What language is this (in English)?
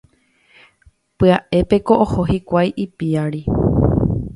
Guarani